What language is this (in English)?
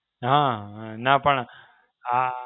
Gujarati